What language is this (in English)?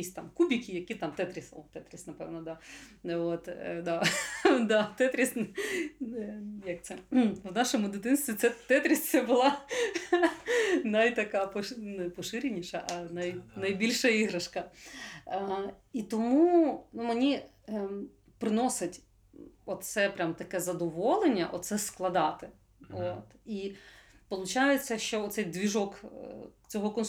Ukrainian